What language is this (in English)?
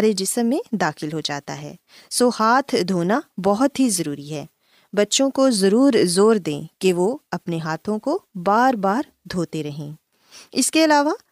Urdu